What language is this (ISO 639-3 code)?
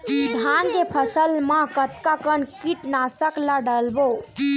hne